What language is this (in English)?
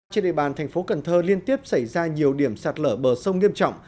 Vietnamese